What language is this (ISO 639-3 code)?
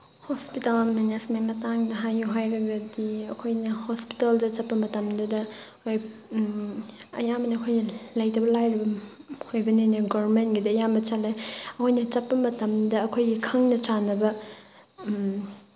mni